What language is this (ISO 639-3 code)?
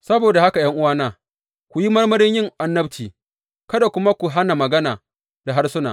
hau